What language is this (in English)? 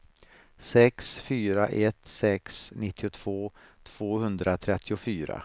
Swedish